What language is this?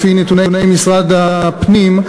Hebrew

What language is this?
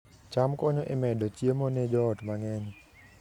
Luo (Kenya and Tanzania)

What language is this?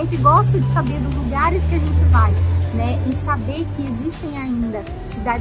Portuguese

